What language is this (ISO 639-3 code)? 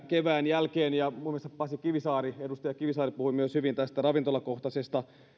fin